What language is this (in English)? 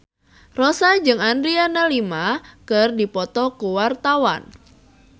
Sundanese